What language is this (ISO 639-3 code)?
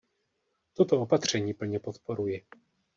ces